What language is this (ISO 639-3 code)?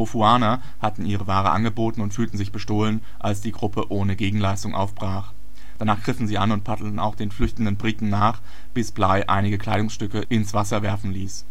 deu